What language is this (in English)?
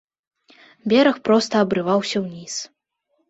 Belarusian